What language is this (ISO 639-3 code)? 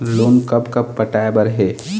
hne